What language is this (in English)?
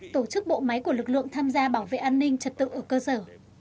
Vietnamese